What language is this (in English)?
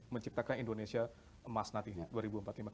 Indonesian